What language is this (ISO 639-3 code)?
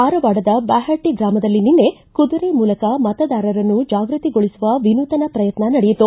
kan